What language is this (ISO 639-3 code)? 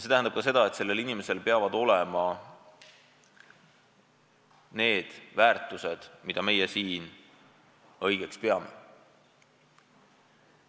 est